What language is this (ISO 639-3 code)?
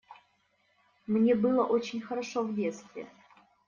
rus